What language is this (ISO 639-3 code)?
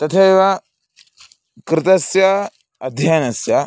san